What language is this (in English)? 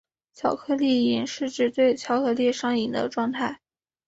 Chinese